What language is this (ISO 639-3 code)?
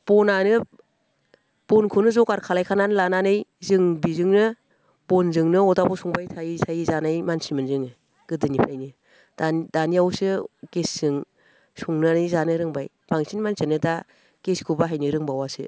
brx